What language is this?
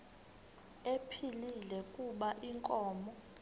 Xhosa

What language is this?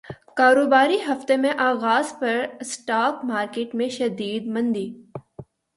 Urdu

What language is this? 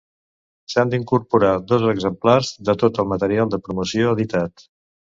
Catalan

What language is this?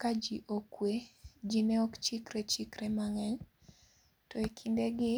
Luo (Kenya and Tanzania)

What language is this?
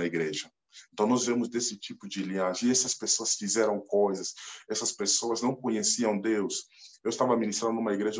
Portuguese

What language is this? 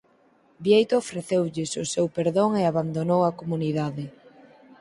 Galician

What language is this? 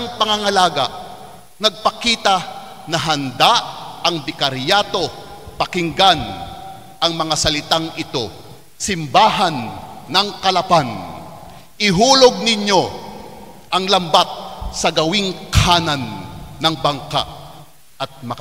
Filipino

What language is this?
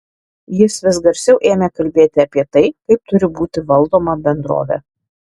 Lithuanian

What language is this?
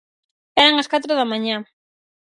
Galician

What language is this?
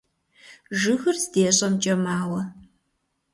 Kabardian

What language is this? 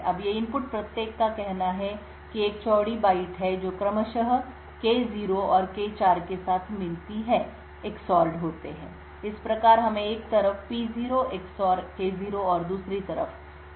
Hindi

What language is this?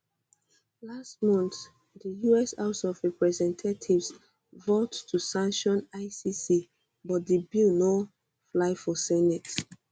Nigerian Pidgin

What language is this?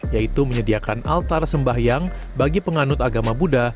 Indonesian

